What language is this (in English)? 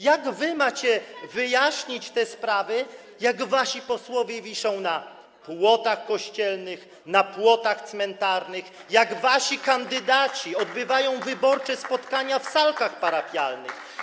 Polish